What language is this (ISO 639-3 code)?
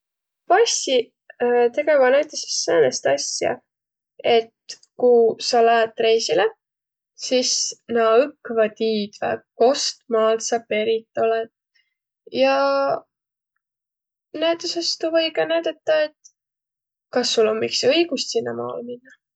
vro